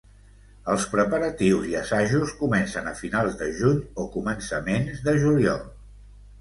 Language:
Catalan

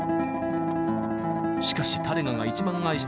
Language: Japanese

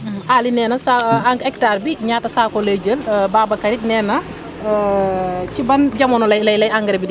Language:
Wolof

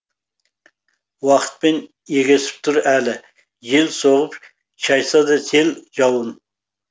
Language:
Kazakh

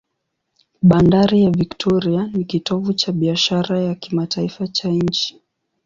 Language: Swahili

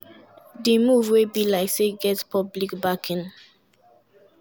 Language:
Nigerian Pidgin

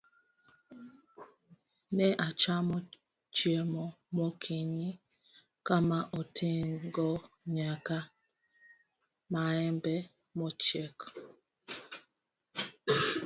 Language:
Luo (Kenya and Tanzania)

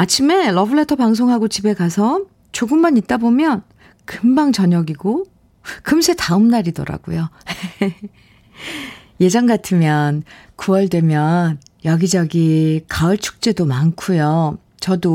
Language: Korean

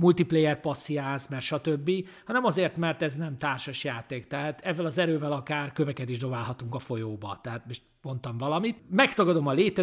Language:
Hungarian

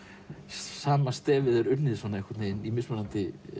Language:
Icelandic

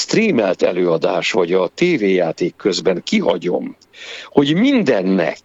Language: Hungarian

